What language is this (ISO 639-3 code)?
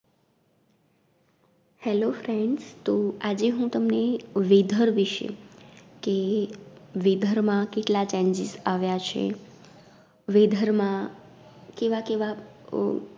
guj